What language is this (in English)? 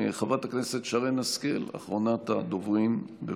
Hebrew